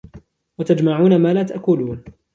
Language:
Arabic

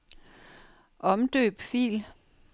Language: Danish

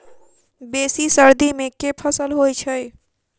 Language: Maithili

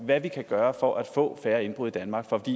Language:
Danish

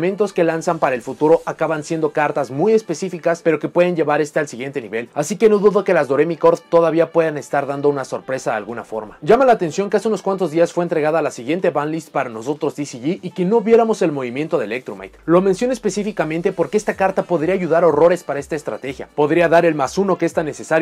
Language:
Spanish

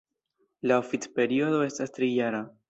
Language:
Esperanto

